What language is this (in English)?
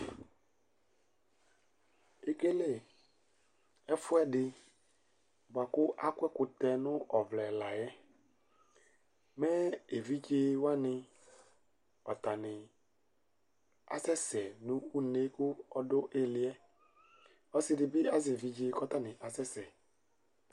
Ikposo